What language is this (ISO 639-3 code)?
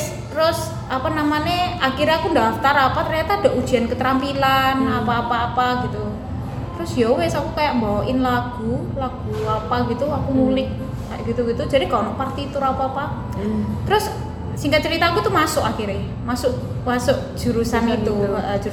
ind